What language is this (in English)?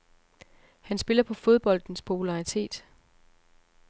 Danish